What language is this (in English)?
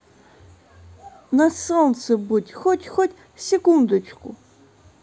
Russian